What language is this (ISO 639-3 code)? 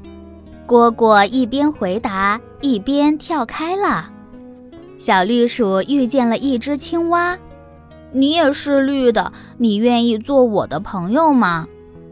zho